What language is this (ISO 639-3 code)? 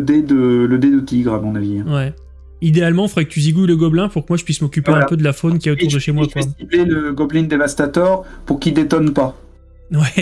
fra